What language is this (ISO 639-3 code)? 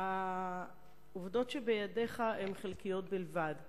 heb